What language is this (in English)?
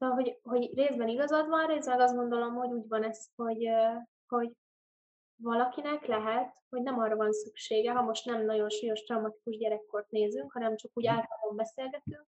Hungarian